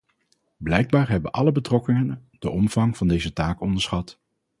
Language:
Dutch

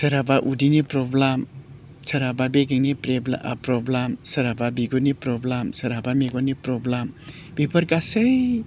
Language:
Bodo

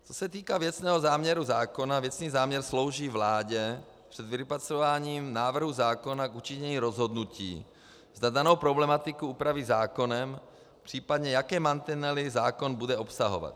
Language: Czech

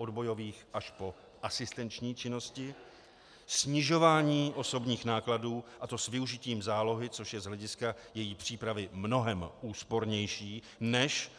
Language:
Czech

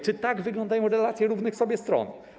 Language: Polish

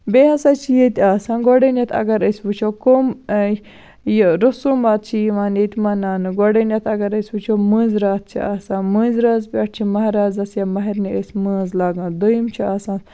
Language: Kashmiri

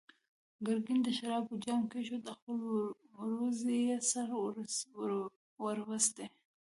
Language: Pashto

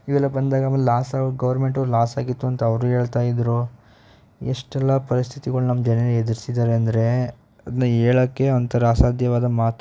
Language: Kannada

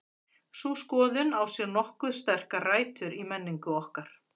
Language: Icelandic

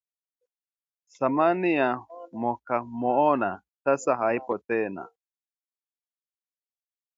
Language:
Swahili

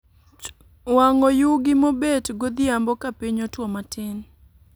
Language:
Luo (Kenya and Tanzania)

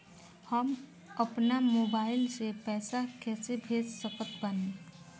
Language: Bhojpuri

